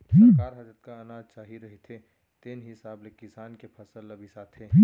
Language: Chhattisgarhi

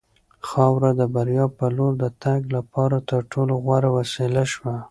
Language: Pashto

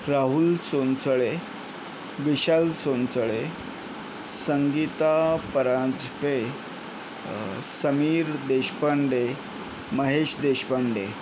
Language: Marathi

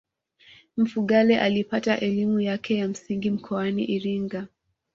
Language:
Swahili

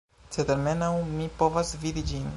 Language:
Esperanto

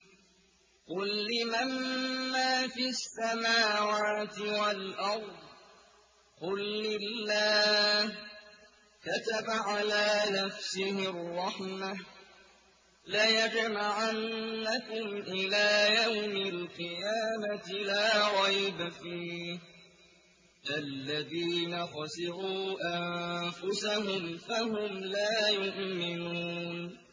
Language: Arabic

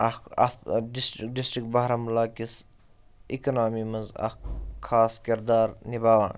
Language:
Kashmiri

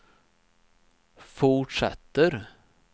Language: Swedish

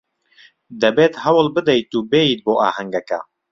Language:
Central Kurdish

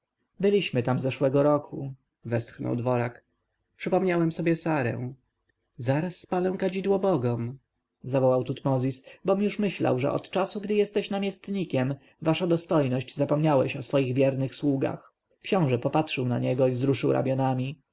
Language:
Polish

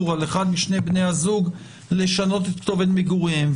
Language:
Hebrew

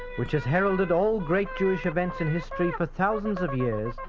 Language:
English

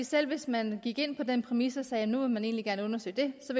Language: Danish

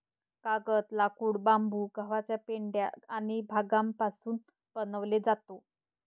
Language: Marathi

